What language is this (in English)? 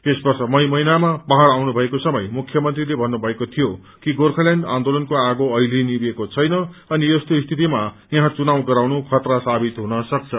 Nepali